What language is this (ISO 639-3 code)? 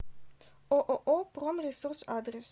rus